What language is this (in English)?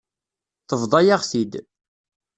Kabyle